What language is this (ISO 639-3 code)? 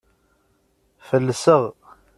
kab